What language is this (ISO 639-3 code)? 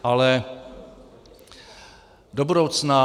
ces